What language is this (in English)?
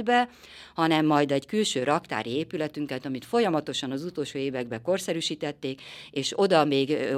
Hungarian